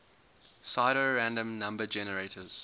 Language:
English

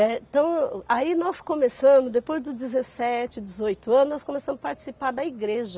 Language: Portuguese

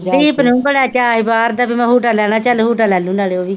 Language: Punjabi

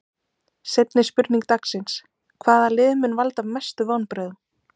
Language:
Icelandic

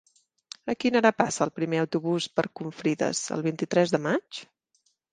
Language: Catalan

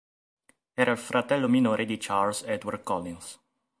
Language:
Italian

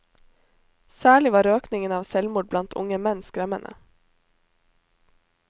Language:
Norwegian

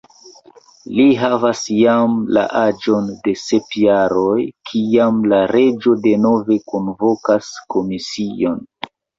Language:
Esperanto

